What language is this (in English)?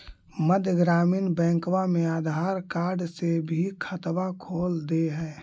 Magahi